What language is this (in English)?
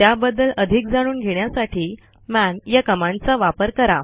Marathi